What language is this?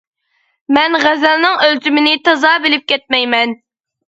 Uyghur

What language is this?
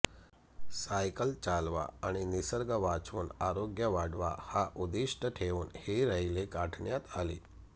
Marathi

